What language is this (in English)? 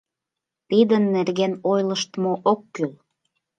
Mari